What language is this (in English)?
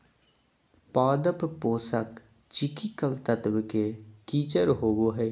Magahi